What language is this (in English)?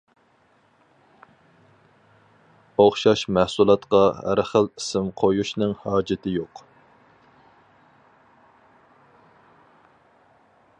Uyghur